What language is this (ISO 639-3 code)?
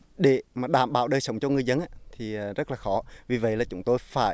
vie